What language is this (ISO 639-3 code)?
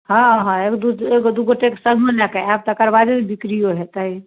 mai